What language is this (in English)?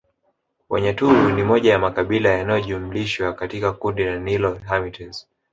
Swahili